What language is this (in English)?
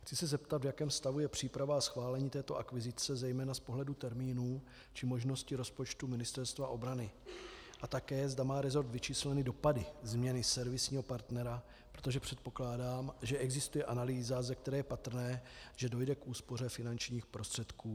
Czech